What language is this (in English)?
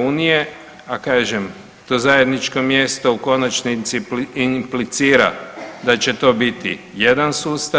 Croatian